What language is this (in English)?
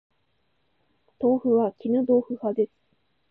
Japanese